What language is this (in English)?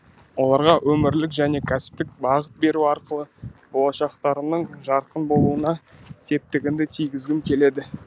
Kazakh